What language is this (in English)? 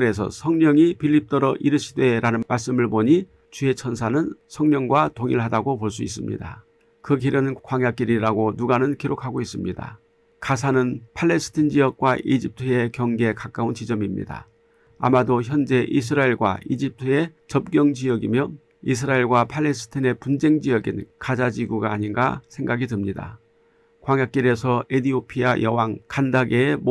Korean